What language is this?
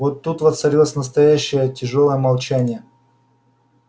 Russian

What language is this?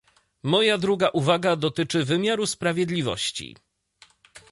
Polish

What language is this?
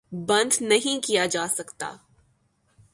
Urdu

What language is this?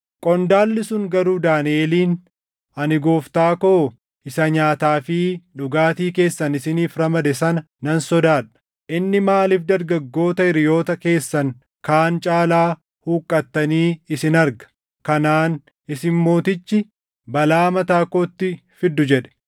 Oromo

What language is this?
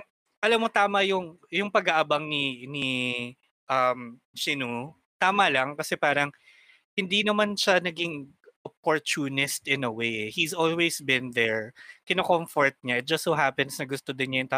Filipino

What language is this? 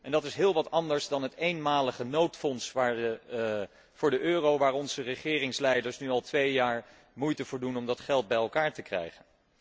Dutch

